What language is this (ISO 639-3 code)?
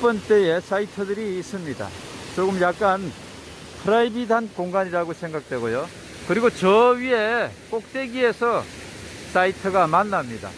kor